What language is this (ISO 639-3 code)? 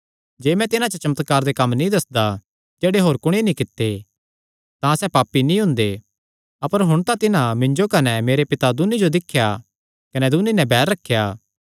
xnr